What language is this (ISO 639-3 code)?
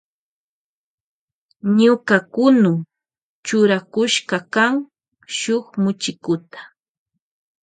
qvj